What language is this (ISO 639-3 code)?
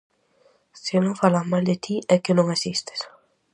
glg